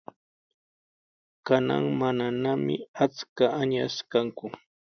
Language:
Sihuas Ancash Quechua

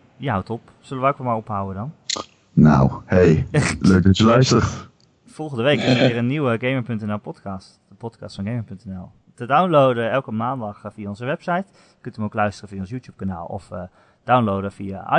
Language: Dutch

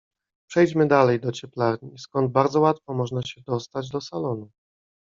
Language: Polish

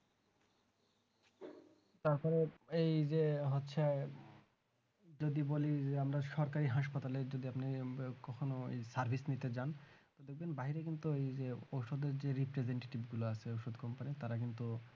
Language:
Bangla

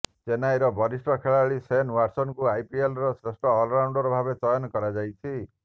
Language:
Odia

